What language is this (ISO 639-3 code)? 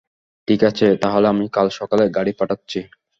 ben